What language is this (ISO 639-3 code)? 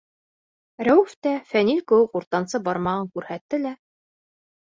bak